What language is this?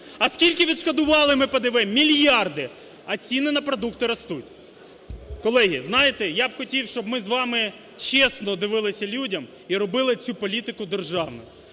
Ukrainian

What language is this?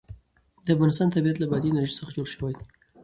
Pashto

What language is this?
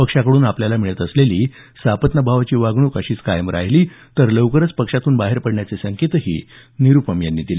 Marathi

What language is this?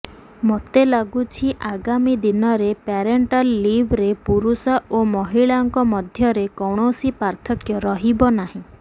Odia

